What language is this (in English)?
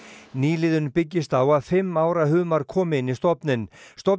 Icelandic